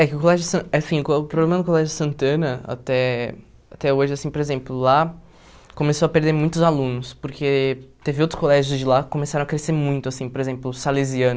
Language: Portuguese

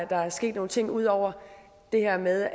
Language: Danish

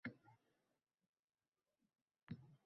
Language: Uzbek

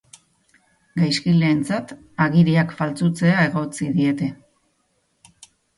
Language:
Basque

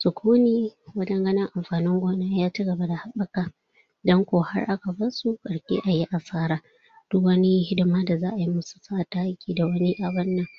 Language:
Hausa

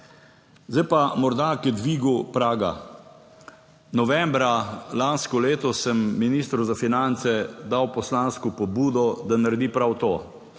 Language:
Slovenian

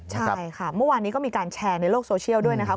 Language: Thai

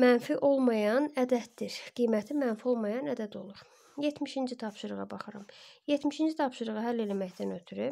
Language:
Turkish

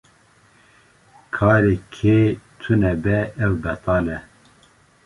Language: Kurdish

